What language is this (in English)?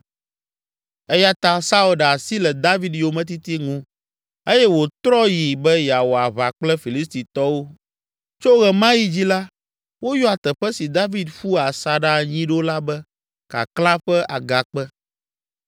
Ewe